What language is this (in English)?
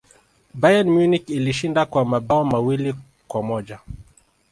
Swahili